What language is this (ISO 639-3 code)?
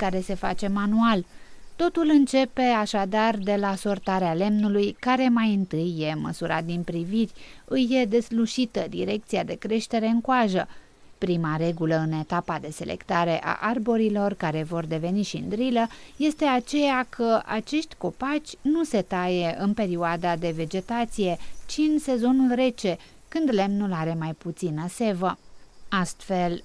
ron